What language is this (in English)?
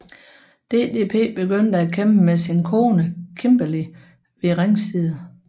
Danish